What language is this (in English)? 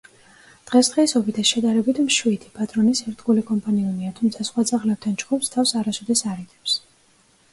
Georgian